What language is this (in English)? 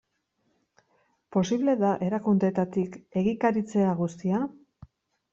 Basque